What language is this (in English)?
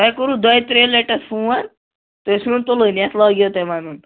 Kashmiri